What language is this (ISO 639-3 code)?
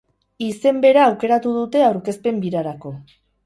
eus